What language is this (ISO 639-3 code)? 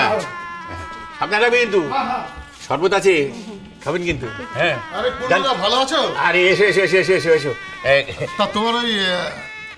ben